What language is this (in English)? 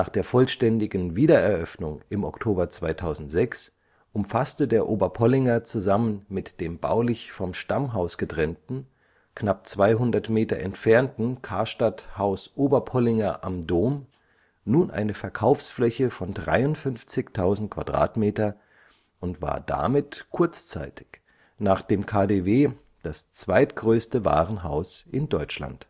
German